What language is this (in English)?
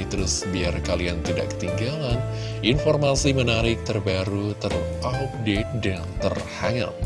Indonesian